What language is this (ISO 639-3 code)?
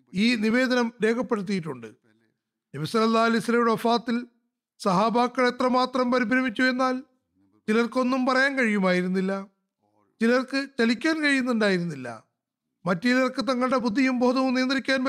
mal